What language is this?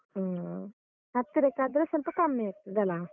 Kannada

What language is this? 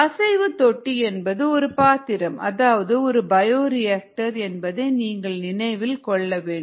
Tamil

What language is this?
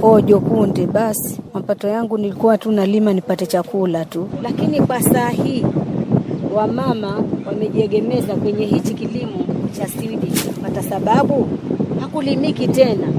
Swahili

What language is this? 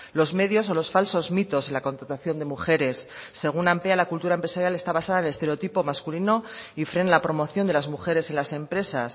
Spanish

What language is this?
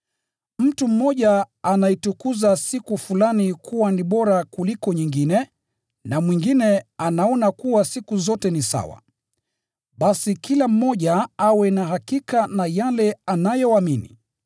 Swahili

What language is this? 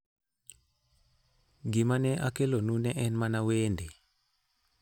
Luo (Kenya and Tanzania)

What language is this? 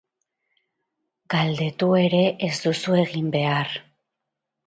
Basque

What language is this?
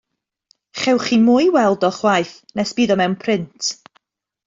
Welsh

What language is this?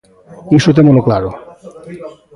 Galician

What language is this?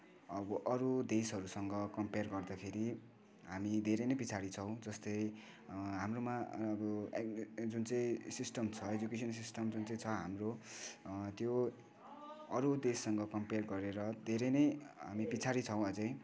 Nepali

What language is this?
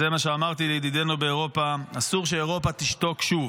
Hebrew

